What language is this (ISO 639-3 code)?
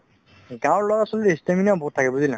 asm